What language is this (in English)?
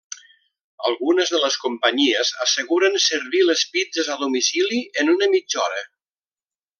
Catalan